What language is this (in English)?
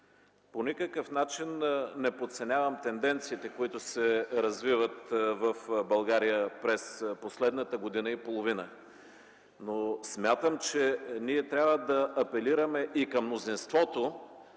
Bulgarian